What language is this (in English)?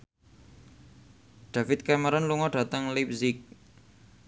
Javanese